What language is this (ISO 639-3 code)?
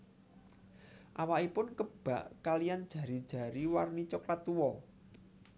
jav